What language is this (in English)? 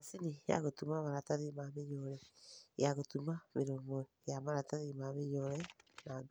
Kikuyu